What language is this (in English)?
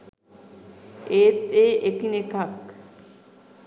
Sinhala